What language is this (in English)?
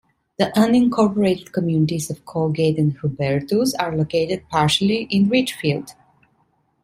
English